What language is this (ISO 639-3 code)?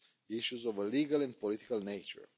eng